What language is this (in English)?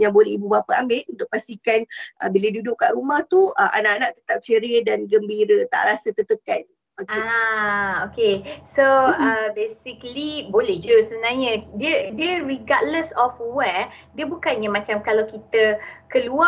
Malay